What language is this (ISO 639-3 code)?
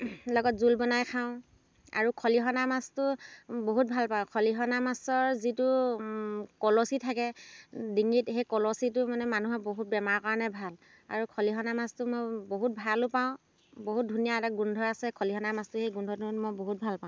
asm